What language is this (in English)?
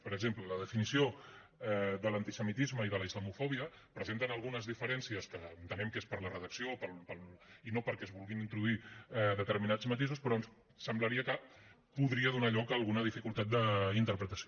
Catalan